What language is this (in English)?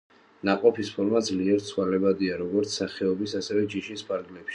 Georgian